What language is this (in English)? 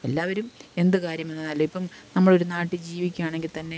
Malayalam